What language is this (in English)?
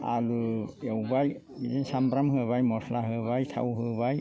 Bodo